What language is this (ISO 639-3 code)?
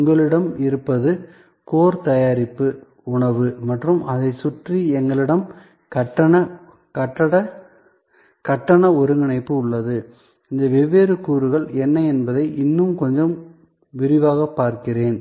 tam